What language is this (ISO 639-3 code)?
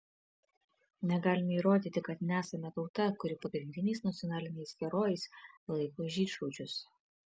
lit